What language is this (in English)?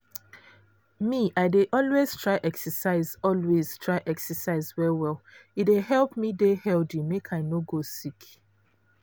Nigerian Pidgin